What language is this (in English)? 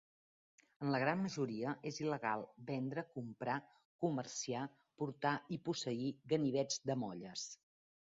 Catalan